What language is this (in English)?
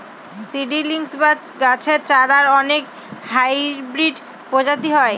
Bangla